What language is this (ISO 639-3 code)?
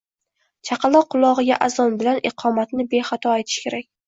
uzb